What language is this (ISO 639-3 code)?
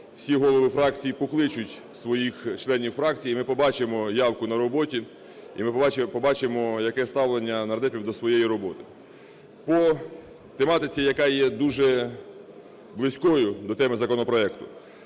ukr